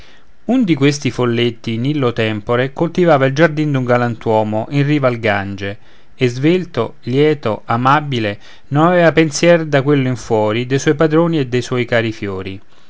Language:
Italian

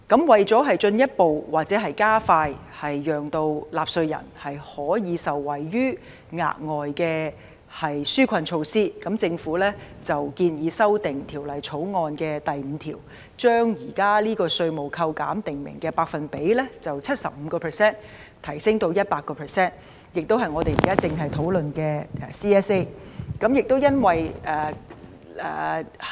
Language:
Cantonese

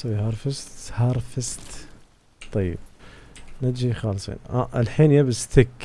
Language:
Arabic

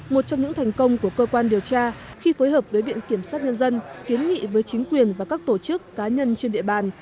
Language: Vietnamese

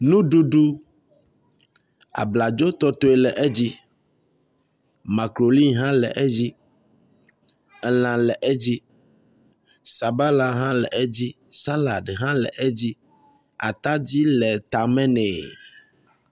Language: Ewe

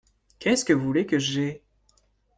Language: French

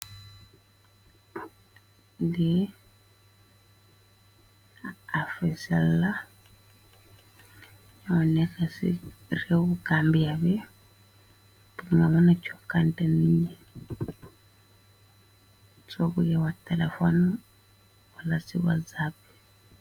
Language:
Wolof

